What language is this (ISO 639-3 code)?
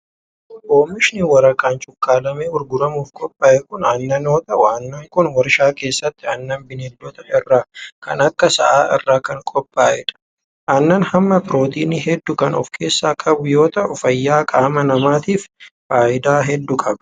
orm